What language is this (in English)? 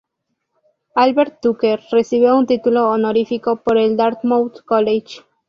Spanish